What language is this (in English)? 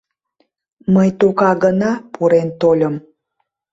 Mari